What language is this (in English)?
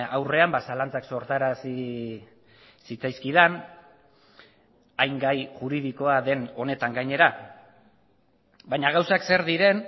Basque